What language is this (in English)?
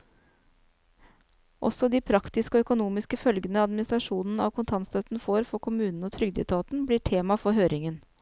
Norwegian